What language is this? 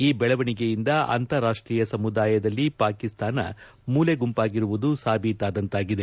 Kannada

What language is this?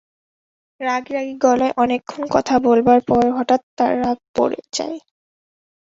Bangla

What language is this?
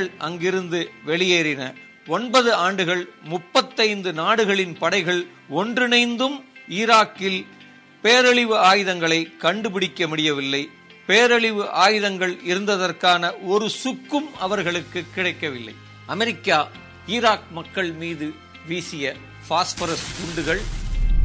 Tamil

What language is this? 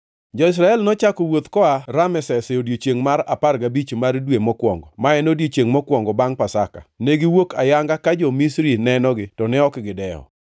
Luo (Kenya and Tanzania)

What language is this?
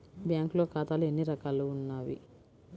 Telugu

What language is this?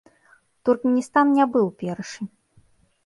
Belarusian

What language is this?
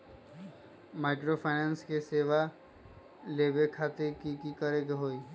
Magahi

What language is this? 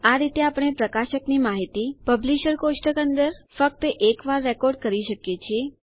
Gujarati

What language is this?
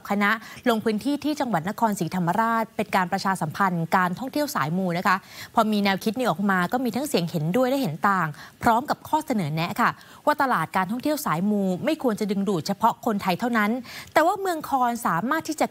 Thai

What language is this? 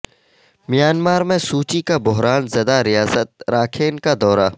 Urdu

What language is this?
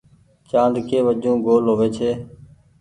Goaria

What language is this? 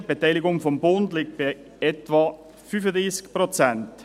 Swiss German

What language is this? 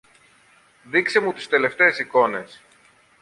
Greek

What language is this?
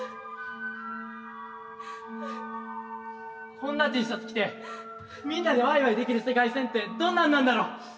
Japanese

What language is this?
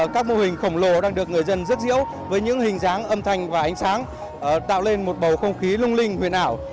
Vietnamese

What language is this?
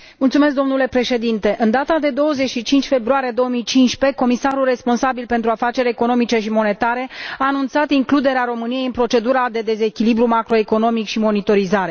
Romanian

